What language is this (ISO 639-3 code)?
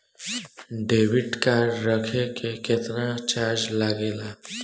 bho